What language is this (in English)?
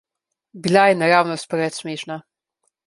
Slovenian